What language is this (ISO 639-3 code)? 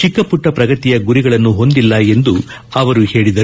kan